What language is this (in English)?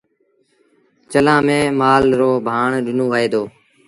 Sindhi Bhil